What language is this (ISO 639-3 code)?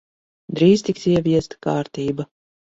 lav